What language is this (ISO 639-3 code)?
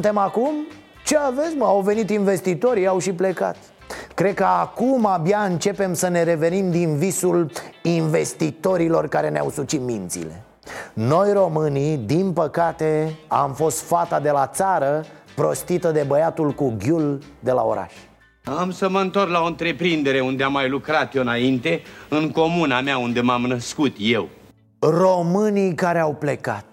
ron